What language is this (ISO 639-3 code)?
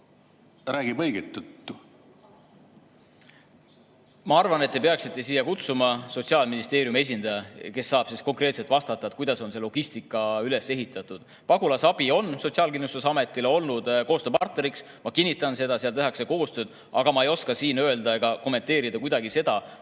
est